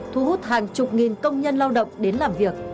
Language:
Vietnamese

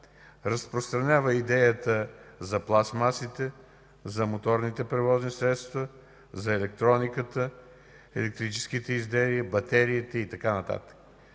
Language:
Bulgarian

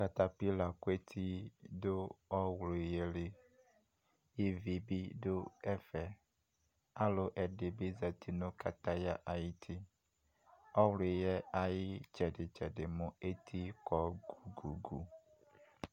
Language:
Ikposo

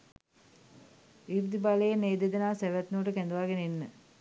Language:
Sinhala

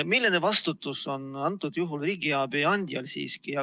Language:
Estonian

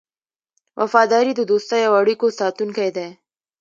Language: Pashto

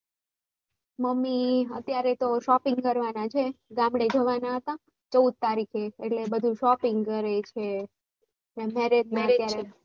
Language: Gujarati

